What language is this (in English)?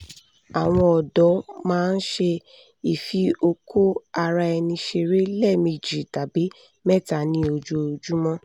Yoruba